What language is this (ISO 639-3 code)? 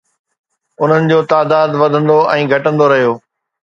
snd